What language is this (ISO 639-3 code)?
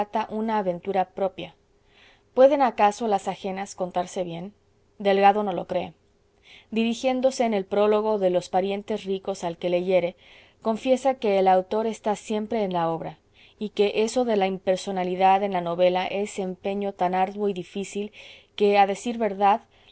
spa